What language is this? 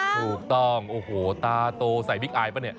Thai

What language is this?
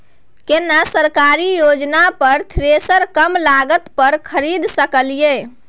Maithili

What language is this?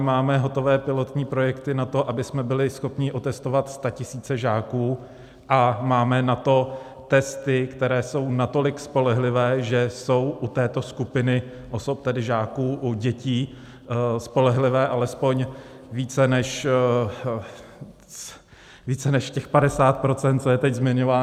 Czech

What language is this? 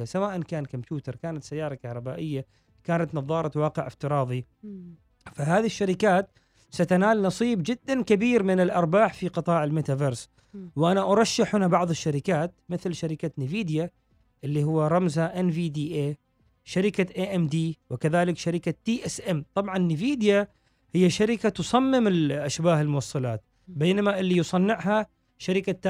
Arabic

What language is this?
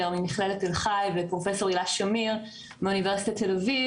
Hebrew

